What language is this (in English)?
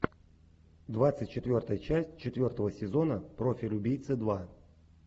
Russian